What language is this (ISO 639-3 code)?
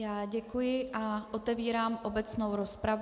ces